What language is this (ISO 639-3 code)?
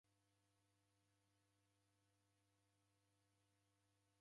dav